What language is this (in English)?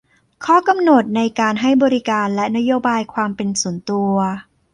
Thai